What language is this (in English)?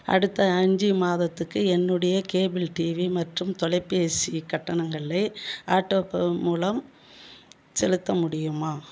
Tamil